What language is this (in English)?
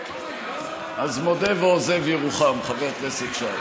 Hebrew